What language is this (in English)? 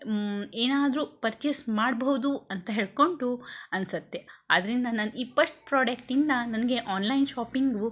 Kannada